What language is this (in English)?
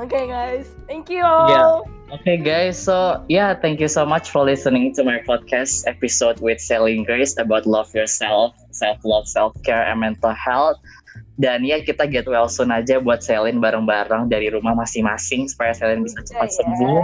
Indonesian